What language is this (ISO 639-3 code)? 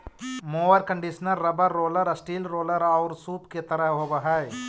mag